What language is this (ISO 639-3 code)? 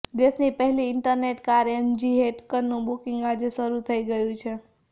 guj